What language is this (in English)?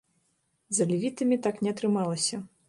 Belarusian